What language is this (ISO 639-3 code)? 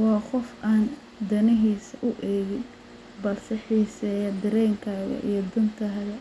som